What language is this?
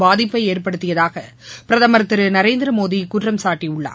Tamil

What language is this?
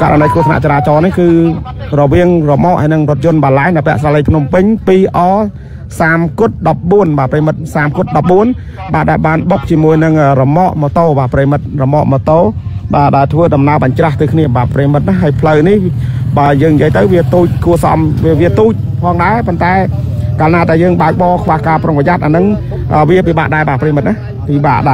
Thai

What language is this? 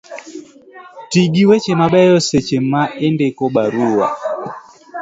Luo (Kenya and Tanzania)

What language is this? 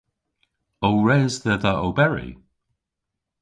Cornish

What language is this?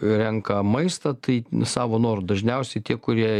Lithuanian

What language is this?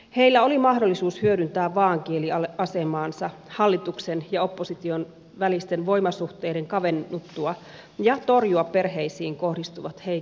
Finnish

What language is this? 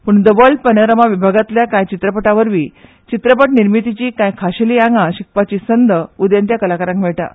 Konkani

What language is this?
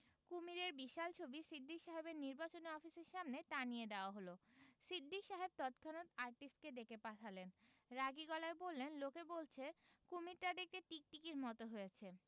Bangla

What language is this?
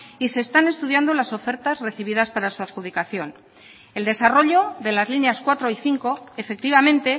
Spanish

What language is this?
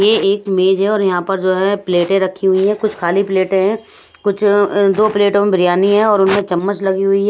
Hindi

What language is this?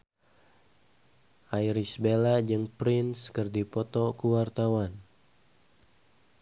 Sundanese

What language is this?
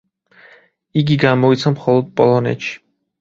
Georgian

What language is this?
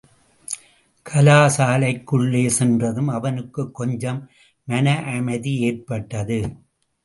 Tamil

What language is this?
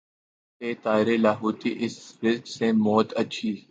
Urdu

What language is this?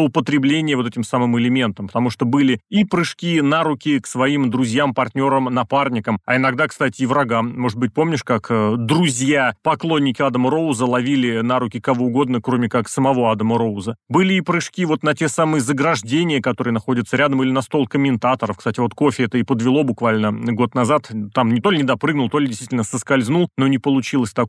Russian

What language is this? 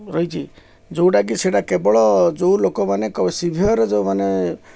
Odia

